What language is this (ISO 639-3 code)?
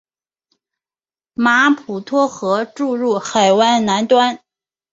zho